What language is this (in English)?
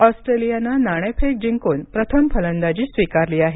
Marathi